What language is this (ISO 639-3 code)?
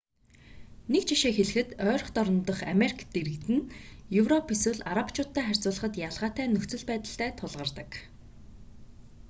mon